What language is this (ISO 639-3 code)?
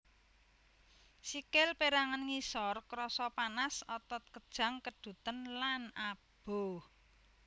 jav